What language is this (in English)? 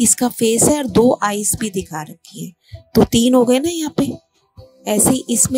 Hindi